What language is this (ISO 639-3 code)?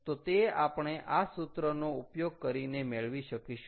guj